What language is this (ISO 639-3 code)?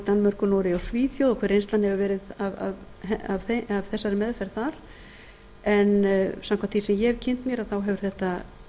isl